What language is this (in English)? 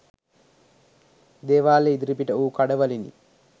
Sinhala